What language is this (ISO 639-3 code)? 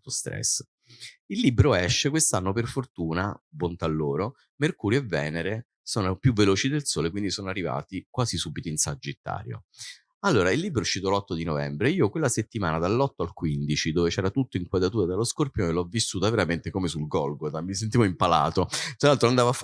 ita